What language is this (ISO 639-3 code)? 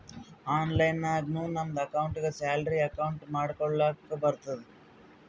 kan